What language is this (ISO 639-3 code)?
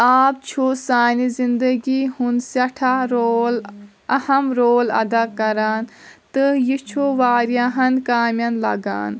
kas